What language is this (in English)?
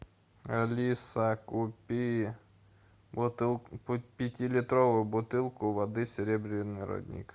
Russian